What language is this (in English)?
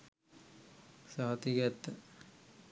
Sinhala